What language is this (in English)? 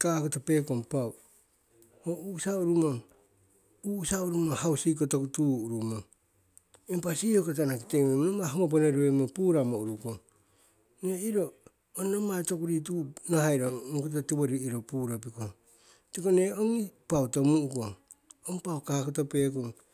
Siwai